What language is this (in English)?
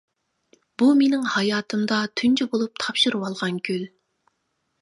Uyghur